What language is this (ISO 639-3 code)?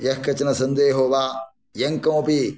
san